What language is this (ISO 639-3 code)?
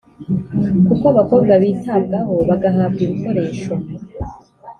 kin